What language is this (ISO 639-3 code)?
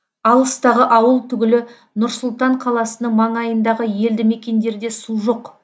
kaz